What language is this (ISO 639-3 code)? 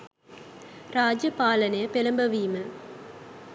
sin